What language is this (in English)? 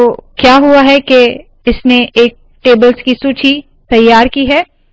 Hindi